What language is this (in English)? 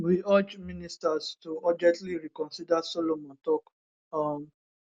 Nigerian Pidgin